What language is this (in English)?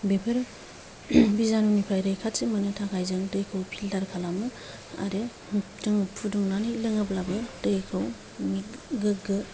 Bodo